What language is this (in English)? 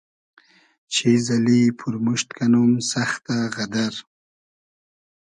Hazaragi